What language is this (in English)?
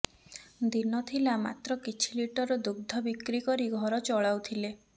Odia